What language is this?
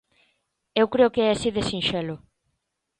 Galician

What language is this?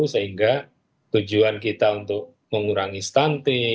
Indonesian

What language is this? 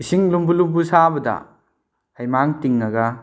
Manipuri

